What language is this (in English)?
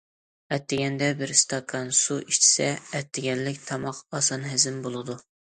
Uyghur